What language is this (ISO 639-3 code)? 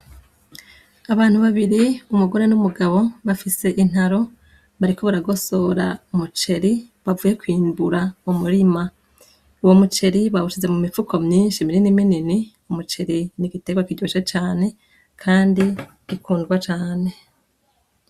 run